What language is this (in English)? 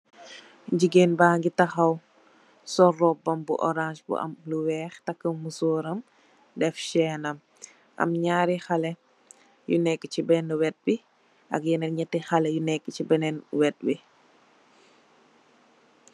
Wolof